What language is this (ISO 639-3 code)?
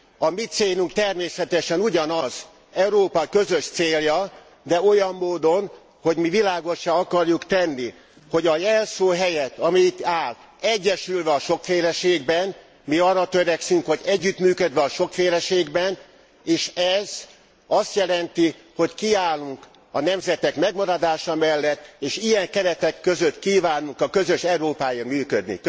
hun